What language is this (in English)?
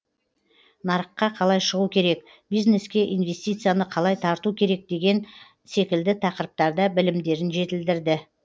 Kazakh